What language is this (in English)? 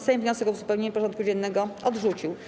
Polish